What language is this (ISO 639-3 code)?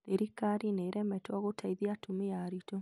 kik